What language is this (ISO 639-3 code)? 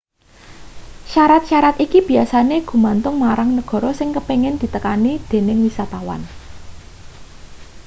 jav